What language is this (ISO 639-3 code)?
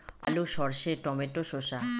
ben